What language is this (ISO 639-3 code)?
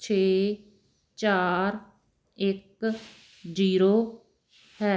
pan